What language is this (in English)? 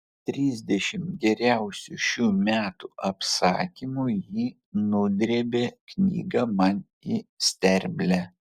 Lithuanian